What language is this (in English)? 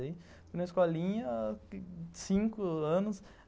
Portuguese